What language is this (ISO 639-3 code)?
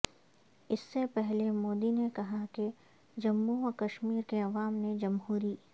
urd